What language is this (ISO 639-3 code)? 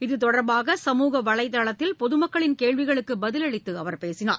tam